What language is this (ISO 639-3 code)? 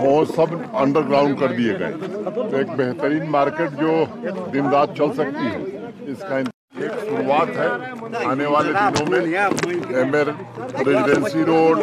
urd